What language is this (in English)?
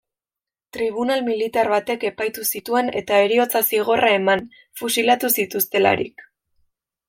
Basque